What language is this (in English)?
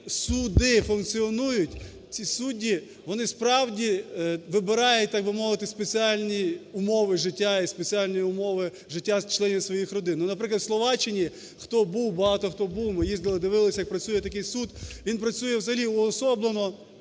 Ukrainian